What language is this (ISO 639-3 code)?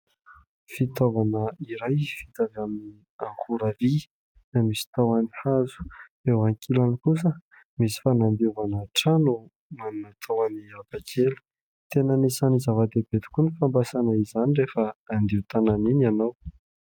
mlg